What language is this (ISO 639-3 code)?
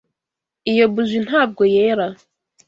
kin